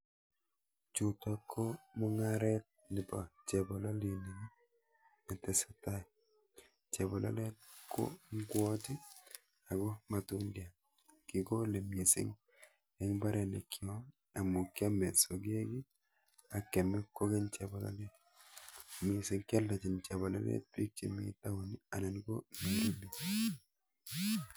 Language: Kalenjin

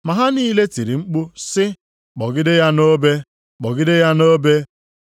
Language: Igbo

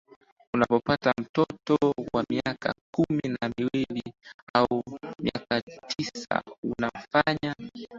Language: Swahili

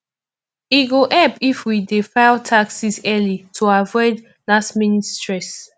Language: Nigerian Pidgin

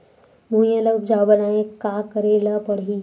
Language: Chhattisgarhi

